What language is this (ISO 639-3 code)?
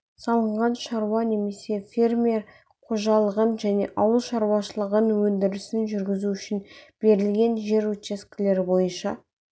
kaz